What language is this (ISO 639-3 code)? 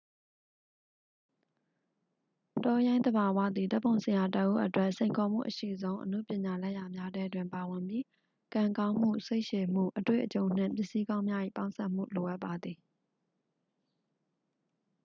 mya